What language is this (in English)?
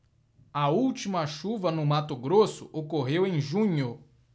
Portuguese